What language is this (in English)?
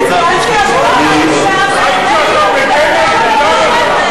Hebrew